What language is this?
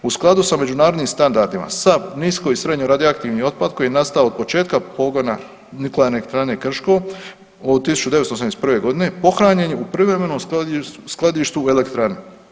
Croatian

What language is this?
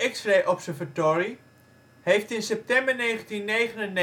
Dutch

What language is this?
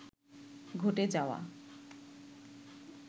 Bangla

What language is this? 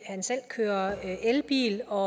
Danish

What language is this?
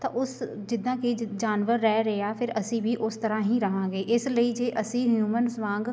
Punjabi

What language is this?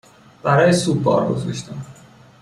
Persian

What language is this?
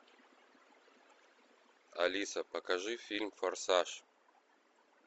Russian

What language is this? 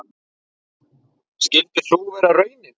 Icelandic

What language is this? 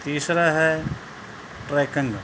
Punjabi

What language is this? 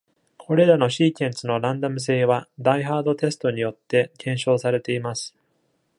Japanese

